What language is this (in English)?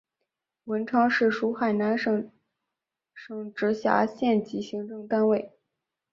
Chinese